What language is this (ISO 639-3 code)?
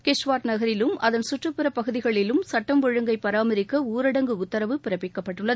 tam